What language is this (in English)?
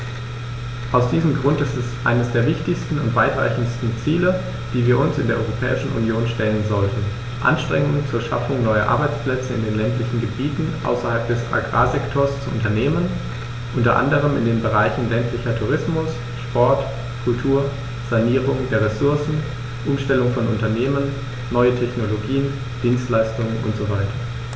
German